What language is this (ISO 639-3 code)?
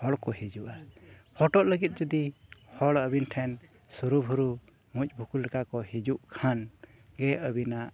sat